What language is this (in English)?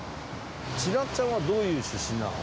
Japanese